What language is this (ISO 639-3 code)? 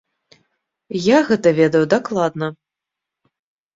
bel